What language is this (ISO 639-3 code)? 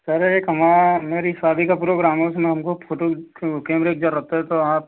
hin